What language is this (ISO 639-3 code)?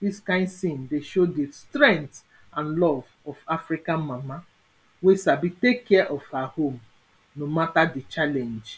pcm